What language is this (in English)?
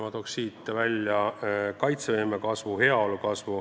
Estonian